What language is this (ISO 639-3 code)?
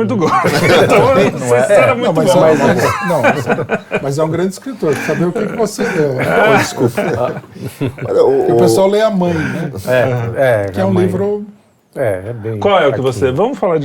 por